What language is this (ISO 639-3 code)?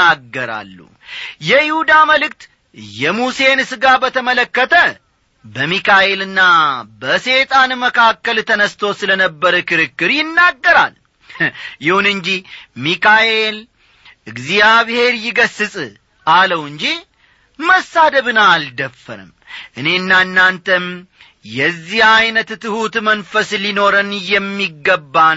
amh